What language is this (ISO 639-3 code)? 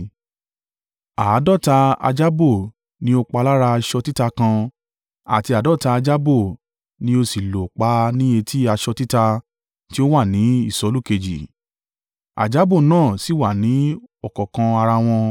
yor